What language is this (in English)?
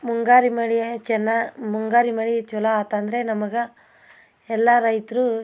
Kannada